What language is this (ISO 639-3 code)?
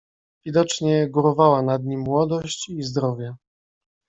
pol